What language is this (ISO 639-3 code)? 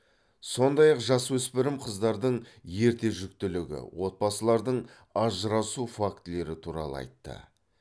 kaz